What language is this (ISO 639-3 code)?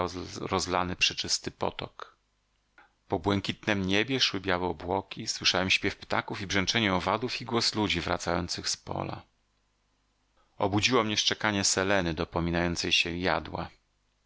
pol